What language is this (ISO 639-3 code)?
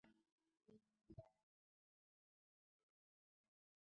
mua